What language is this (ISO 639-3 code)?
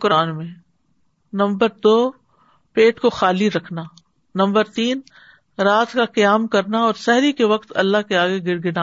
urd